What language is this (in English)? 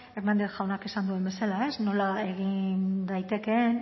Basque